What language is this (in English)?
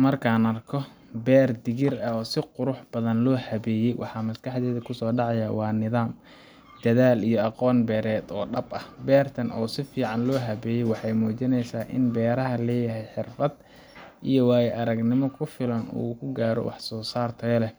Somali